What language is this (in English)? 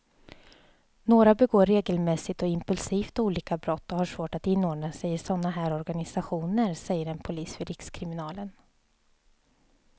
Swedish